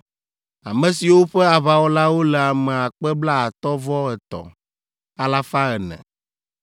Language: Ewe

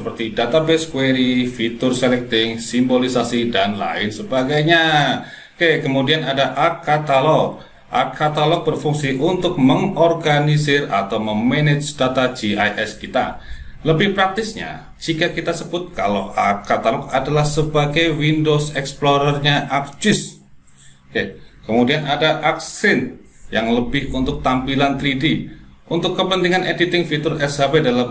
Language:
Indonesian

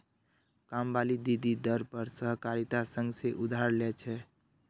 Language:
Magahi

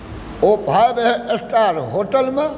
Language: Maithili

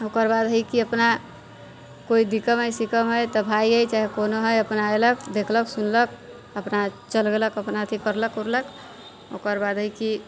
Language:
Maithili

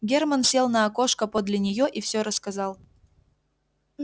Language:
Russian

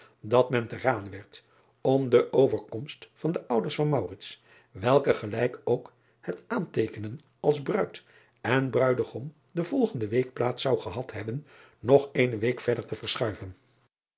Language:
Dutch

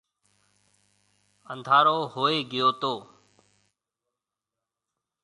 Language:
Marwari (Pakistan)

